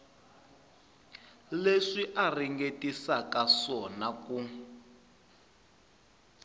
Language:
Tsonga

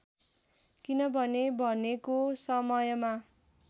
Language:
Nepali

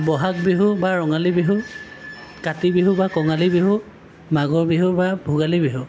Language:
Assamese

